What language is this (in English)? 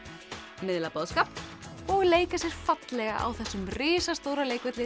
Icelandic